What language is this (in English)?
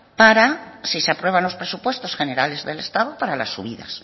Spanish